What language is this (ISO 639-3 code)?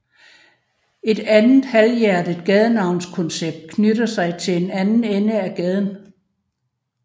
dan